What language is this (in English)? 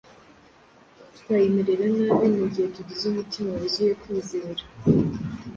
Kinyarwanda